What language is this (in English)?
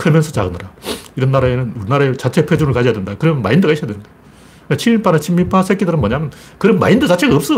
Korean